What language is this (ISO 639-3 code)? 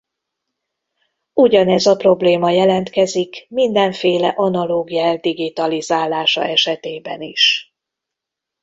hun